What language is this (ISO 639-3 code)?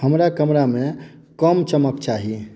mai